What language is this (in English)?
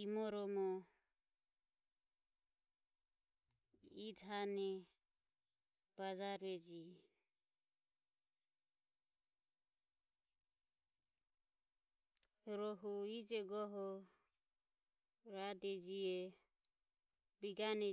Ömie